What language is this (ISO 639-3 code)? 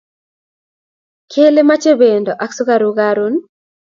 kln